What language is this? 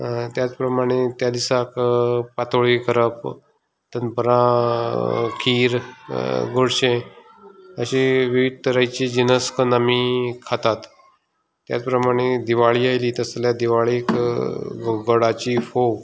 Konkani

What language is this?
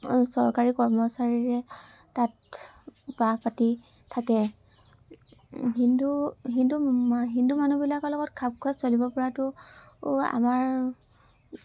Assamese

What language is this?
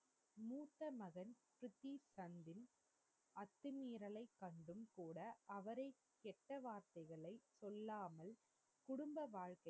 Tamil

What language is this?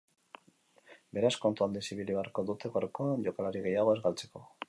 Basque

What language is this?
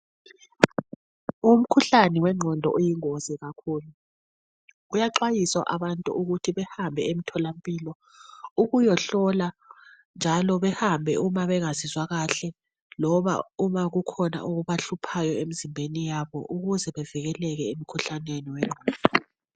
North Ndebele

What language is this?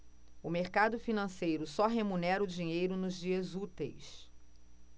Portuguese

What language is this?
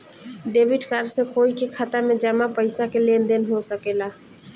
Bhojpuri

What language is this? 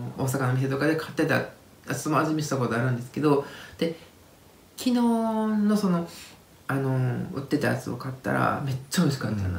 Japanese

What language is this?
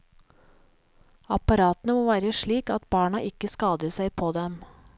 Norwegian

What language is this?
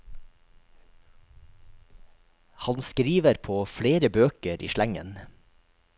Norwegian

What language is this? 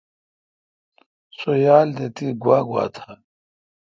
Kalkoti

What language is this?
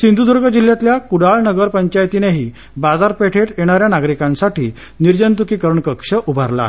Marathi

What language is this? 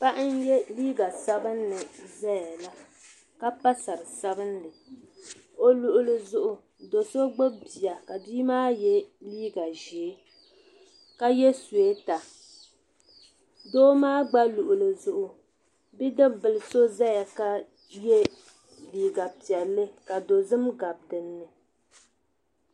Dagbani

